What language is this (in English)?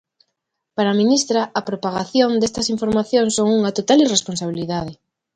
Galician